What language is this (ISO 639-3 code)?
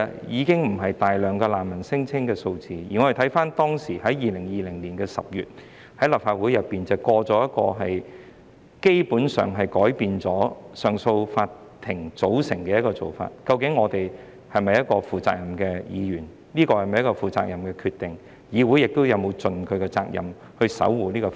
yue